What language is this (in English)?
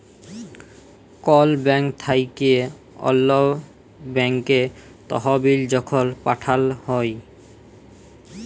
Bangla